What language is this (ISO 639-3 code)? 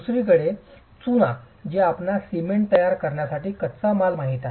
mar